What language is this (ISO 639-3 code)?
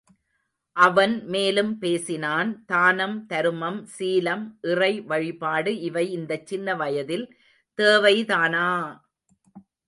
tam